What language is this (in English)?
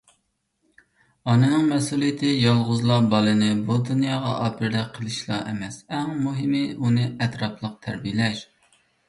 Uyghur